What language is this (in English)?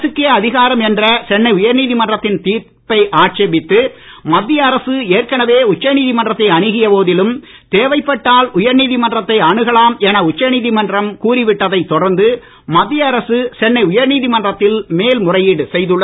Tamil